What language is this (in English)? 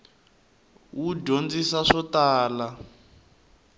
Tsonga